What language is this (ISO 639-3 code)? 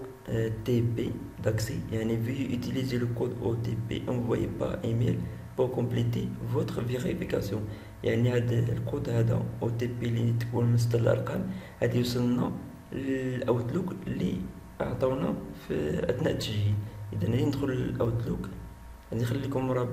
ara